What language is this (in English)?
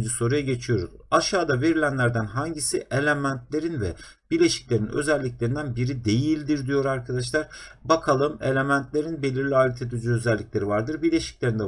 Turkish